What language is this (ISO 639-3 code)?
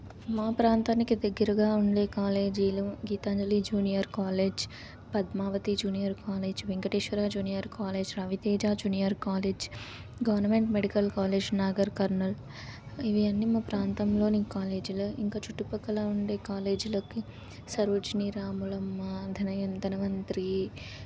tel